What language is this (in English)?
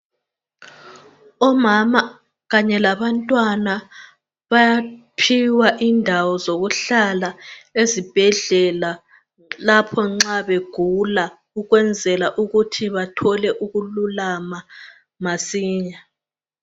North Ndebele